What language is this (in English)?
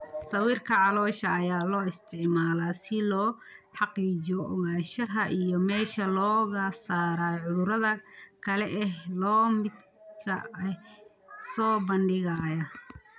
Somali